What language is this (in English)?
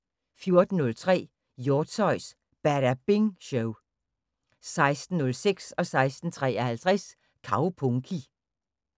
Danish